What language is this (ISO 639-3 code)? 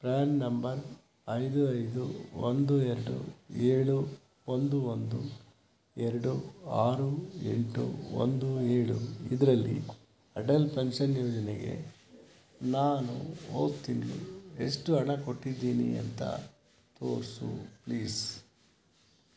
kan